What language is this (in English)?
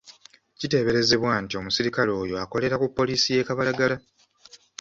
Ganda